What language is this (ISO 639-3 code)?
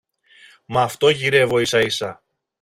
ell